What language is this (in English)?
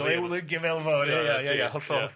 Welsh